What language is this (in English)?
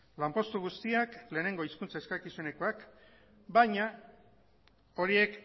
Basque